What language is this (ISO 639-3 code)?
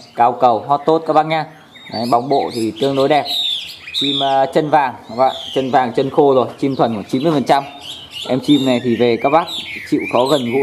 vie